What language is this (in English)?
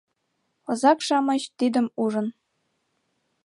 Mari